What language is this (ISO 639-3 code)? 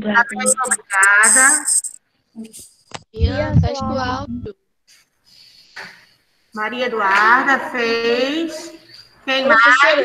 por